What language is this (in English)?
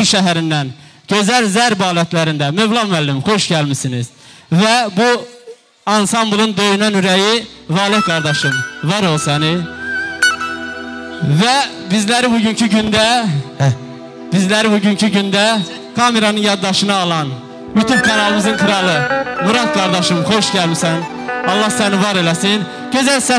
Arabic